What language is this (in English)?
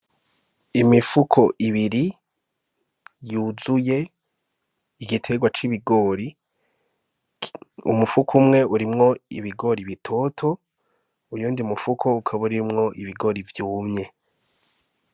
Rundi